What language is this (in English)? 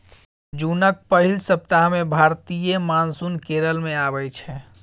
Maithili